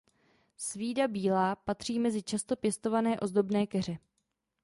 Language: Czech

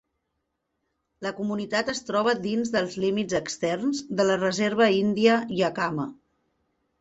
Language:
Catalan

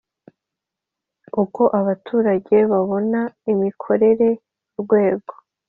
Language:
Kinyarwanda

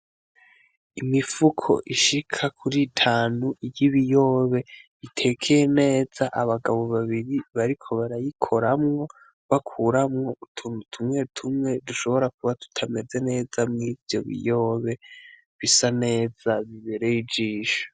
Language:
Rundi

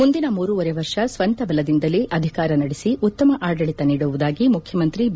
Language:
Kannada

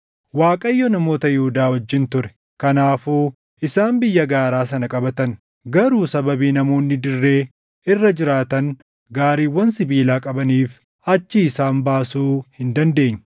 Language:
Oromo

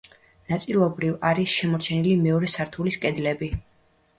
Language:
Georgian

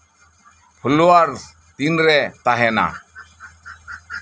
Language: Santali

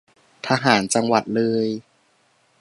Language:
Thai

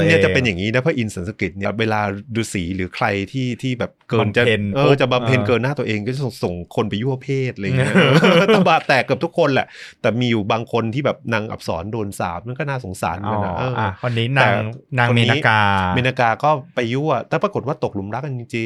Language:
Thai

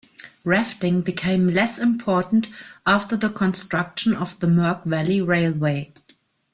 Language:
English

